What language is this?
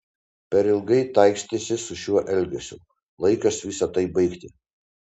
Lithuanian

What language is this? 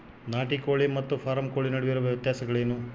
Kannada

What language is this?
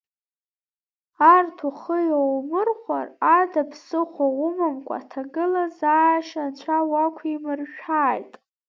Abkhazian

